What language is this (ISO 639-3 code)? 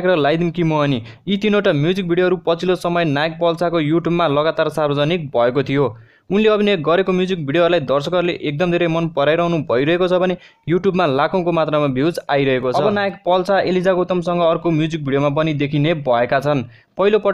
ind